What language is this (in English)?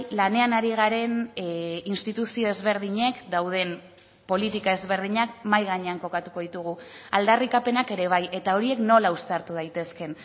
Basque